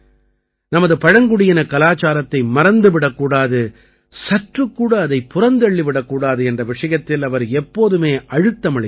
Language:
Tamil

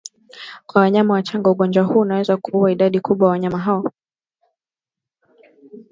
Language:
Swahili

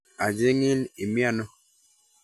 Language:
Kalenjin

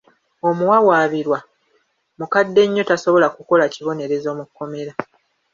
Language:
Ganda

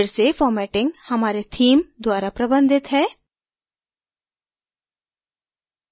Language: Hindi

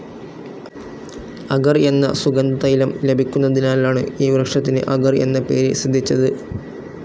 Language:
Malayalam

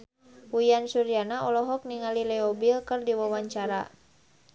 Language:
Sundanese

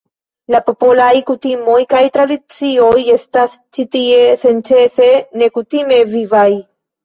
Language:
Esperanto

